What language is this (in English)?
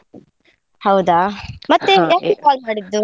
Kannada